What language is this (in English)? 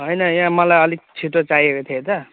Nepali